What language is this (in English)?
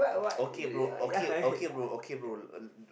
English